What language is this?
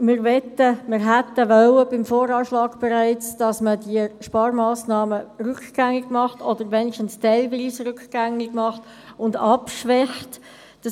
Swiss German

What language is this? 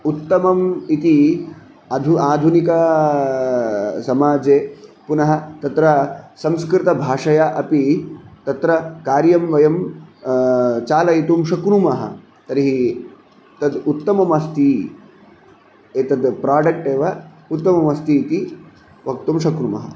Sanskrit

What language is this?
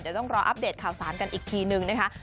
Thai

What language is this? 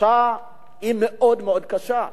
Hebrew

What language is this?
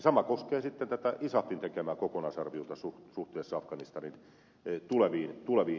Finnish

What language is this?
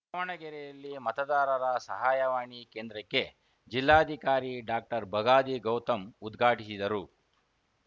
Kannada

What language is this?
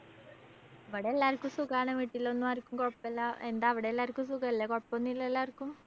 Malayalam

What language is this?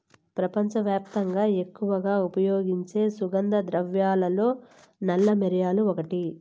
Telugu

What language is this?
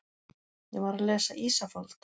Icelandic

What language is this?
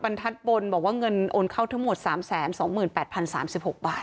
Thai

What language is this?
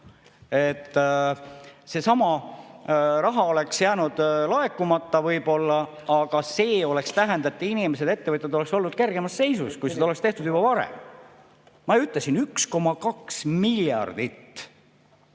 Estonian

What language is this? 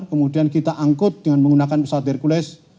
Indonesian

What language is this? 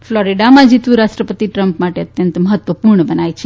Gujarati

